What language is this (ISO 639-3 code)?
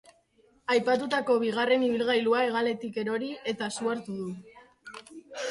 eus